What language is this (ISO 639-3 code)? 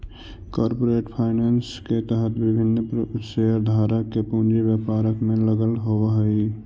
mag